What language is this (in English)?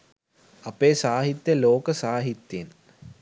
Sinhala